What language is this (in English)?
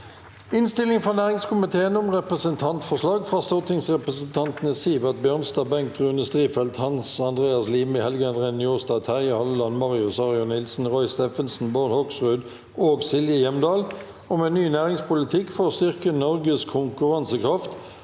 Norwegian